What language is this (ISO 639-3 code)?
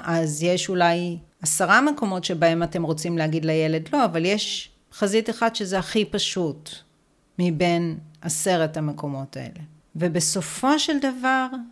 heb